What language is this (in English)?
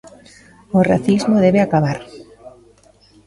Galician